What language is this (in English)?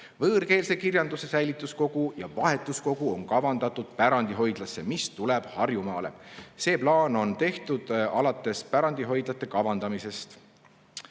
Estonian